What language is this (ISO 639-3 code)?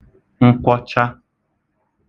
ibo